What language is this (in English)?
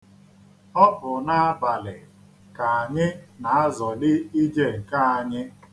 Igbo